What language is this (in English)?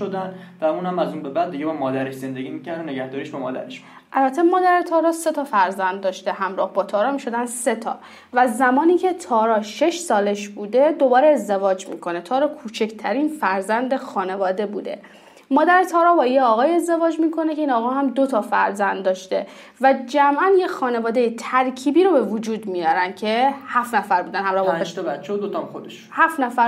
Persian